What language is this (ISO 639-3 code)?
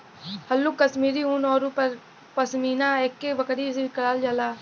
bho